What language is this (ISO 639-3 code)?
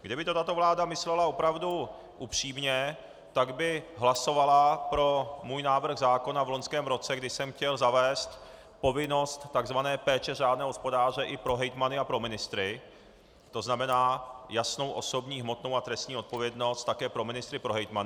ces